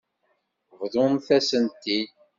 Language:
Kabyle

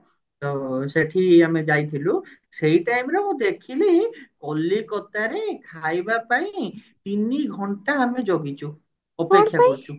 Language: Odia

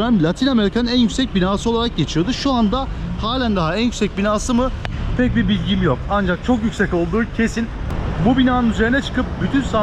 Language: Turkish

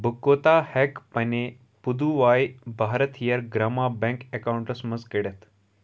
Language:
Kashmiri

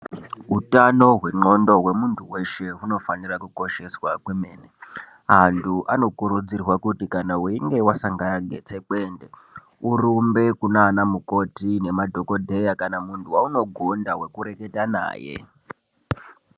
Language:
Ndau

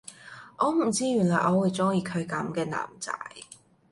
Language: Cantonese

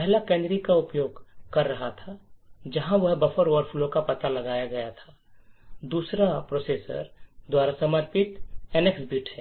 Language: Hindi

